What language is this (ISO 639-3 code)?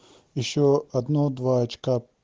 rus